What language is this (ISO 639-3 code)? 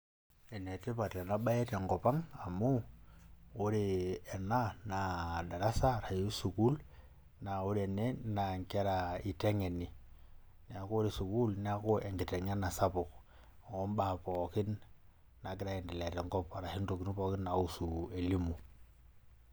mas